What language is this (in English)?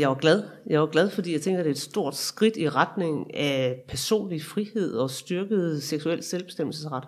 Danish